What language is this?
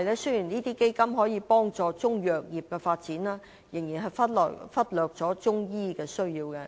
Cantonese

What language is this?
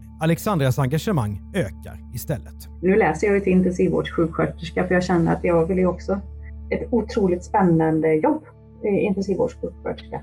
Swedish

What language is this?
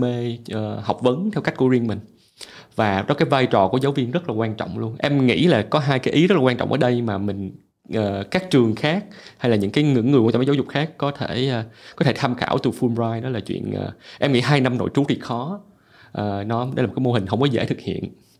Vietnamese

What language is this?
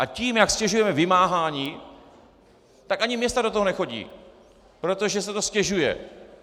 Czech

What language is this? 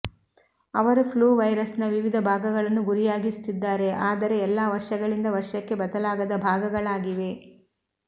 Kannada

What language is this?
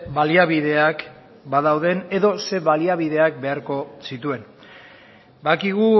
Basque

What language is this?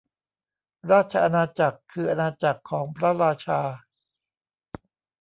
Thai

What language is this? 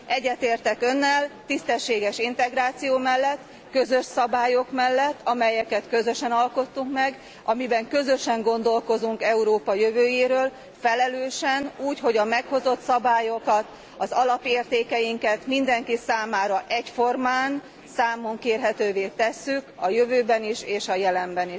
Hungarian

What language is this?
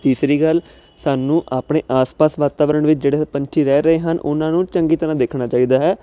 Punjabi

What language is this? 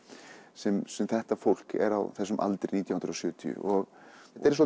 Icelandic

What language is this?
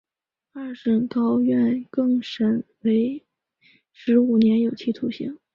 Chinese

